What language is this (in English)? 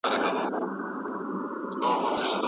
Pashto